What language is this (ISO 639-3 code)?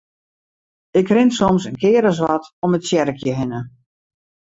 fry